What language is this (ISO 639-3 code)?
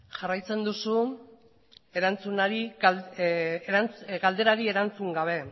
eus